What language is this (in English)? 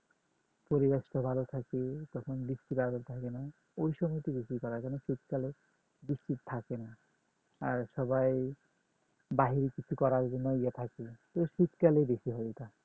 Bangla